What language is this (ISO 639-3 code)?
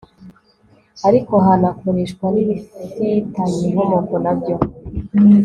kin